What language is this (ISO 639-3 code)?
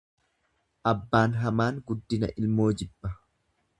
orm